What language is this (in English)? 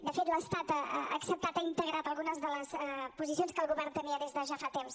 Catalan